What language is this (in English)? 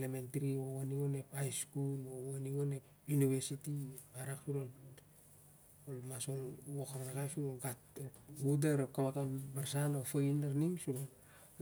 Siar-Lak